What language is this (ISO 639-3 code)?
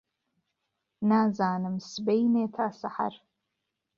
ckb